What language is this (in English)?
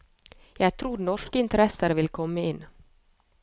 Norwegian